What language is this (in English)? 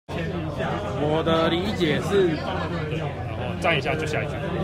Chinese